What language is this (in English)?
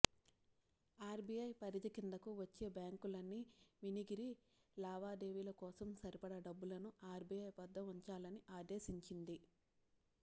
Telugu